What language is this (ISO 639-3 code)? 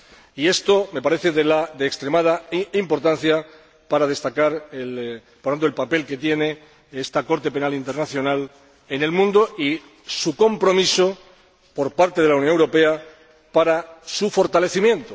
spa